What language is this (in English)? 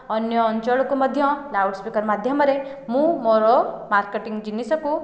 Odia